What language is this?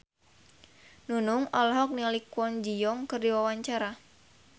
Sundanese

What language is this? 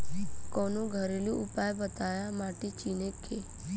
Bhojpuri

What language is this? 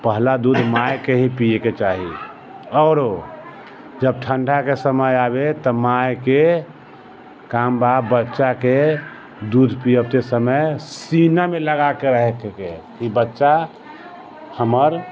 Maithili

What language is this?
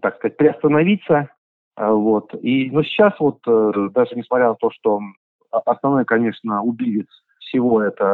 Russian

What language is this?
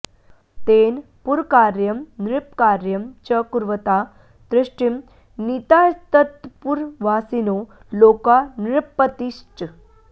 Sanskrit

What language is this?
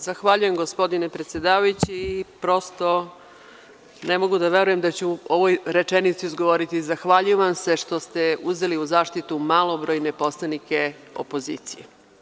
Serbian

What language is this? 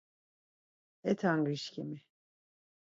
Laz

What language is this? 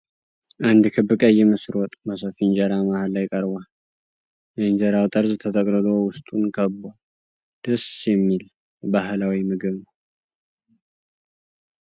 Amharic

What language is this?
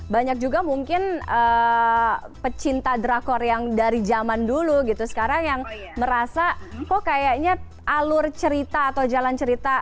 Indonesian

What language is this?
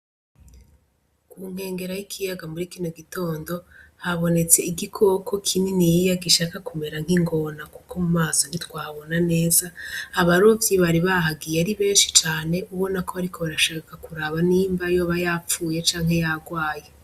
Rundi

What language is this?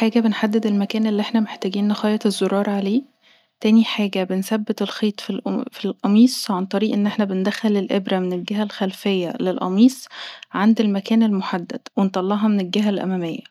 Egyptian Arabic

